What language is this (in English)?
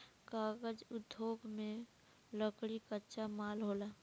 Bhojpuri